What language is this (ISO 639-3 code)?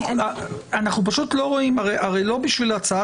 heb